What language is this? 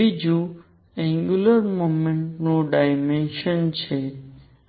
Gujarati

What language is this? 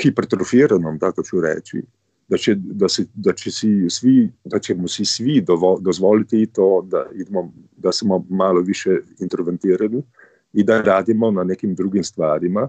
Croatian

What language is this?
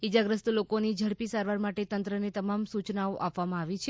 Gujarati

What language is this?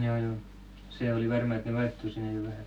Finnish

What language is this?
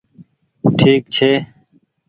Goaria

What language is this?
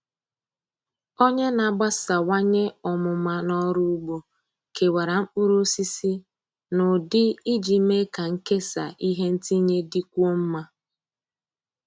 Igbo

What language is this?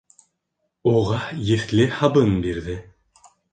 Bashkir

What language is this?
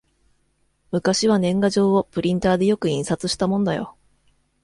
Japanese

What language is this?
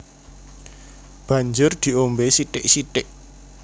Javanese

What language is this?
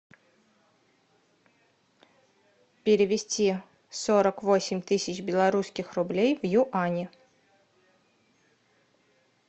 Russian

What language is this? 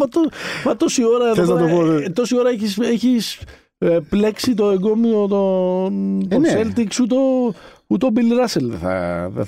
Greek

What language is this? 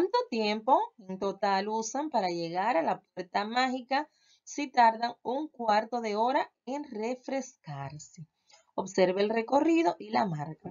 Spanish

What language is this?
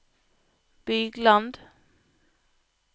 Norwegian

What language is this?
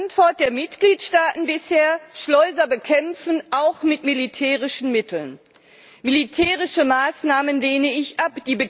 German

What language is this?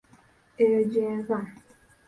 Ganda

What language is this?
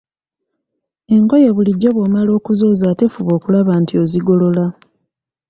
Ganda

